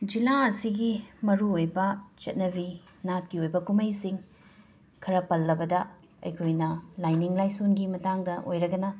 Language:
Manipuri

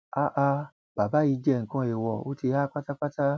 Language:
Yoruba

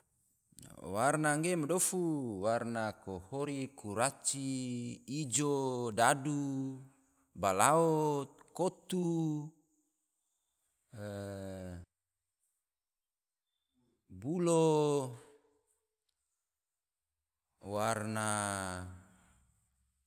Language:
Tidore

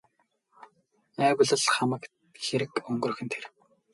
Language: Mongolian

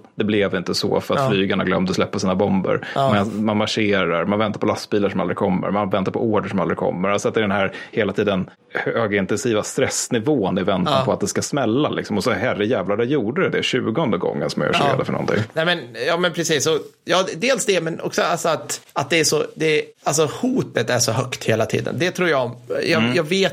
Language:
Swedish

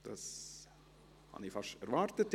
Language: Swiss German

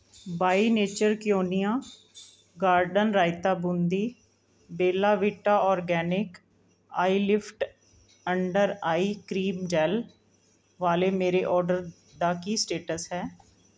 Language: Punjabi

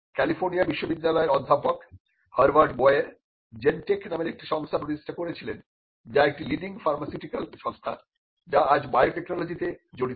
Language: Bangla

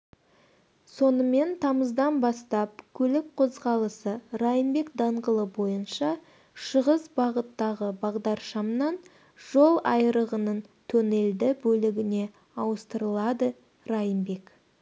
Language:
Kazakh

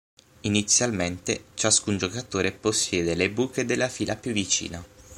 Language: Italian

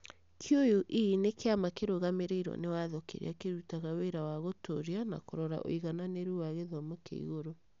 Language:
Kikuyu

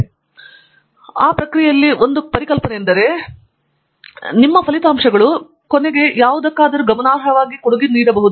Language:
Kannada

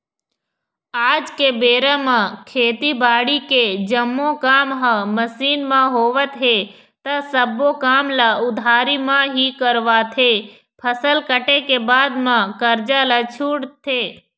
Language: Chhattisgarhi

